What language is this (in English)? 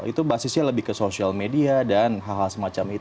Indonesian